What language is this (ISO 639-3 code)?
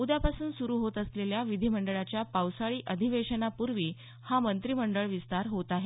mar